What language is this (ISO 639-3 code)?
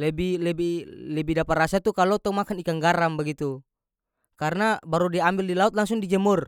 max